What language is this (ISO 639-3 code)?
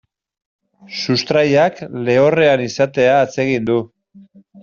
eus